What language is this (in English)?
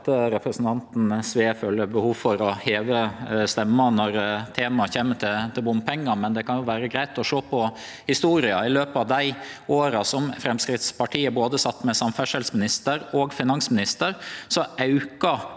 Norwegian